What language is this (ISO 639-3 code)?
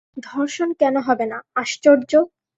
ben